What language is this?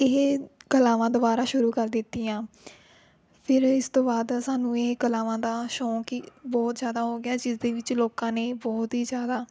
Punjabi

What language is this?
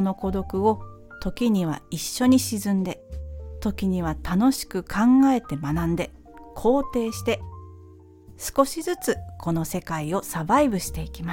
Japanese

